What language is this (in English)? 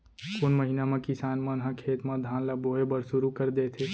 Chhattisgarhi